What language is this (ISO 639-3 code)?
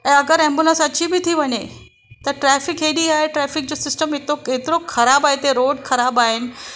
snd